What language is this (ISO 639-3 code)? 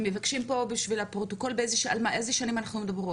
heb